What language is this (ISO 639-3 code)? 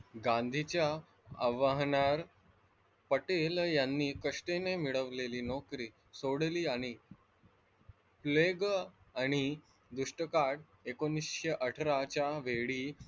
mar